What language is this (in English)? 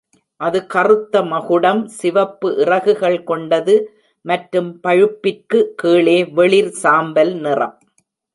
Tamil